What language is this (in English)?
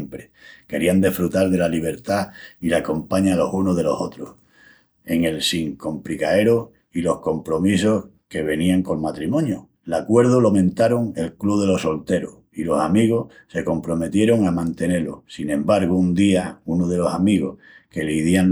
Extremaduran